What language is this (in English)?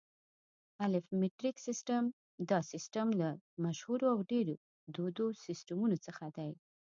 Pashto